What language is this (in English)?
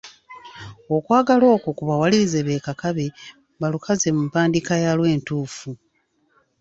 Ganda